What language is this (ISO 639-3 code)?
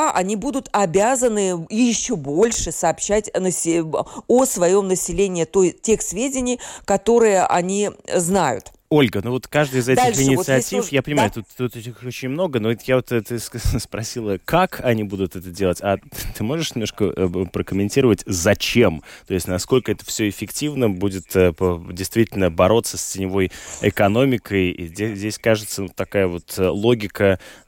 rus